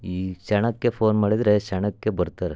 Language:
Kannada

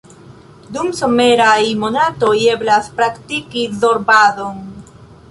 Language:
Esperanto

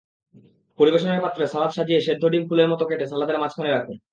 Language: Bangla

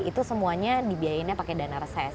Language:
Indonesian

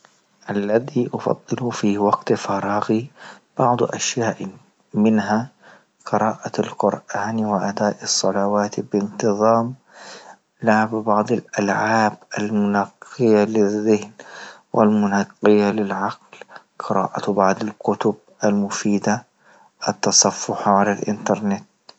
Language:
Libyan Arabic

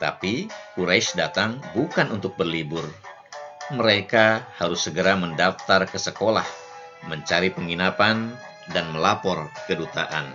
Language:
Indonesian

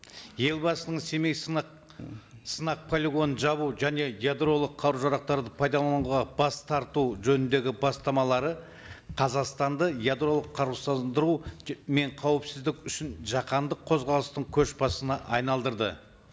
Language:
Kazakh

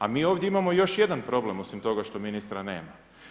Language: Croatian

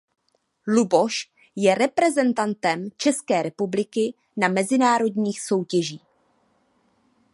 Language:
Czech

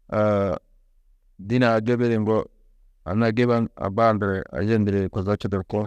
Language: Tedaga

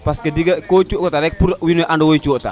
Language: Serer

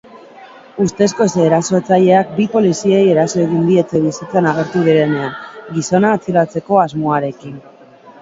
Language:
Basque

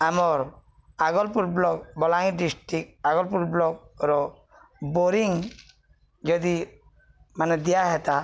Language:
Odia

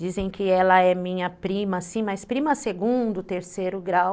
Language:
Portuguese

